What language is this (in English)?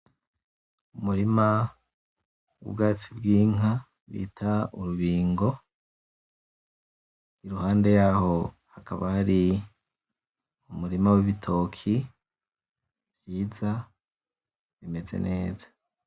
Rundi